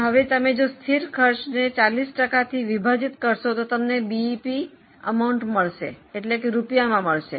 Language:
Gujarati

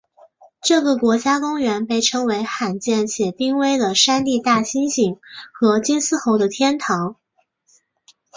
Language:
Chinese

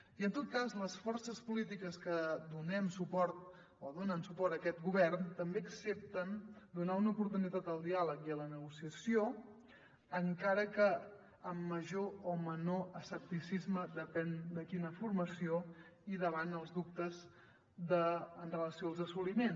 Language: Catalan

